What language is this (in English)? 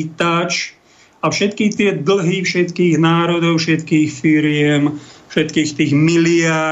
Slovak